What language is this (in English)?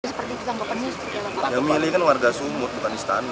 Indonesian